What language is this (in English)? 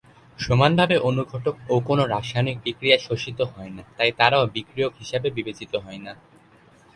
Bangla